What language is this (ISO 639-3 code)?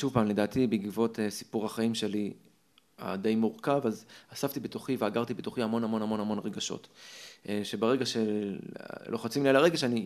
heb